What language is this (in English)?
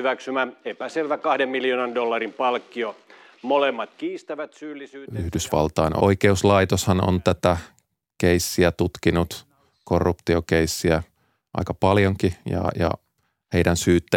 Finnish